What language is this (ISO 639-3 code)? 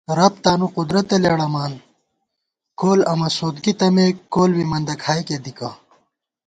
gwt